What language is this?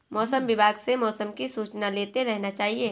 Hindi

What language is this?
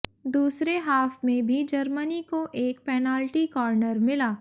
Hindi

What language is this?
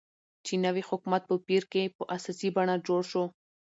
Pashto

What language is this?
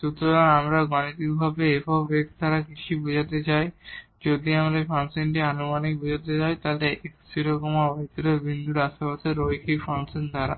Bangla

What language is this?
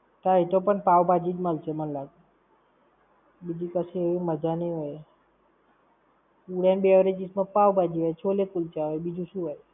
Gujarati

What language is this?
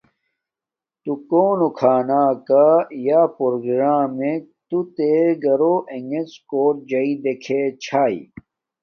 Domaaki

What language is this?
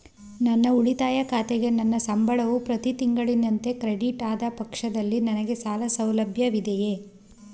Kannada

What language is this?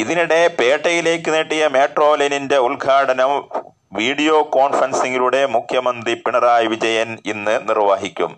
Malayalam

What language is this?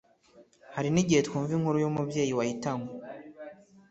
Kinyarwanda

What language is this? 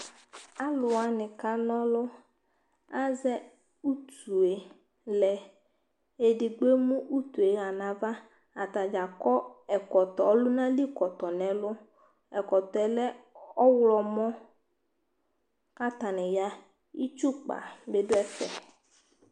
Ikposo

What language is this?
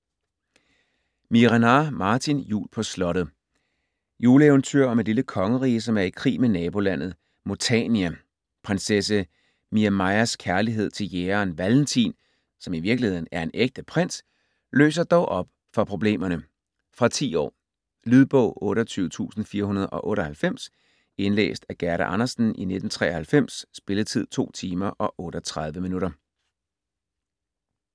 Danish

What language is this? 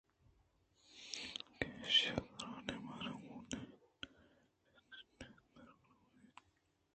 Eastern Balochi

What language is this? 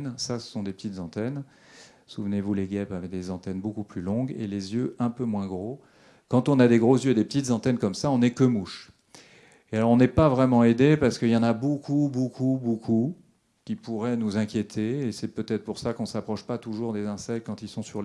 French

